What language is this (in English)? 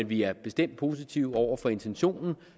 Danish